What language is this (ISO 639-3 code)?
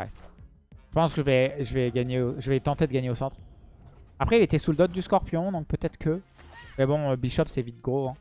fra